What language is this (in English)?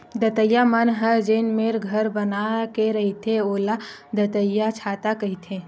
Chhattisgarhi